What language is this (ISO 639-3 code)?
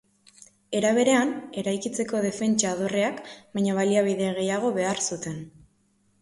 eus